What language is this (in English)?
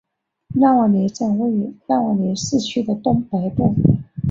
Chinese